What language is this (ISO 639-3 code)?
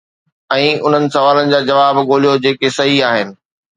snd